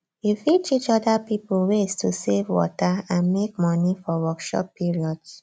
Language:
Nigerian Pidgin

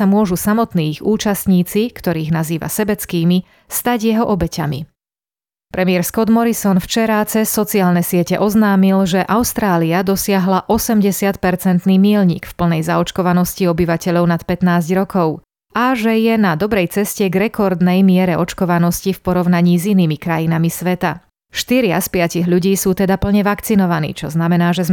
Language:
Slovak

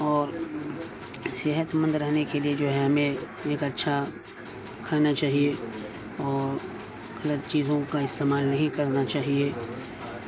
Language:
Urdu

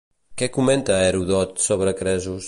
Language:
Catalan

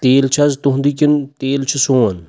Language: Kashmiri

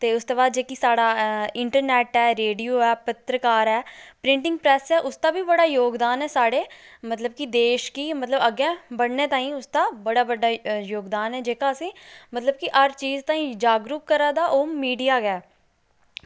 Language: Dogri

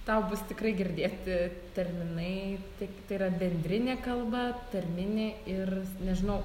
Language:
Lithuanian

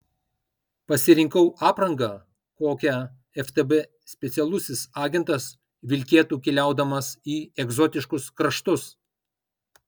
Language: Lithuanian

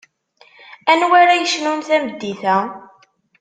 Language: Kabyle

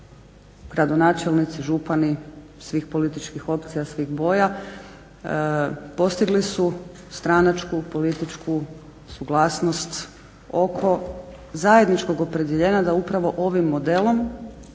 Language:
Croatian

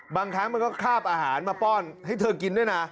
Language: Thai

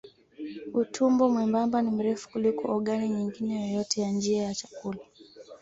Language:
Swahili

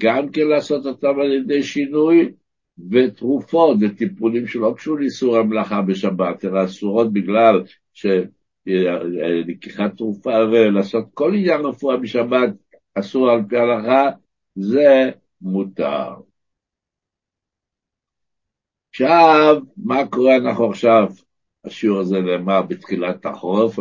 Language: Hebrew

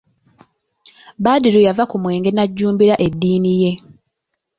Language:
Ganda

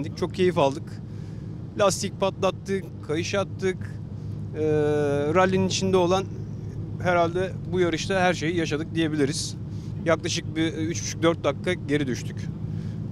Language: Turkish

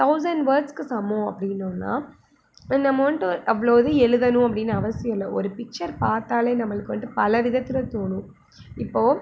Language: Tamil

